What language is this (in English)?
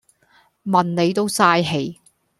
Cantonese